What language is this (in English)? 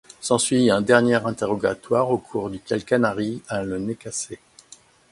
French